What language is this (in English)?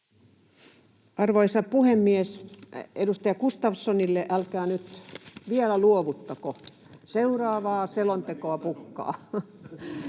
Finnish